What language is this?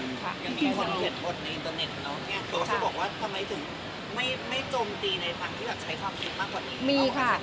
Thai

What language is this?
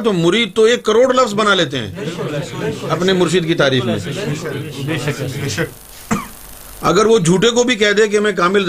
Urdu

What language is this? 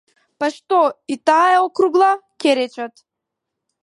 Macedonian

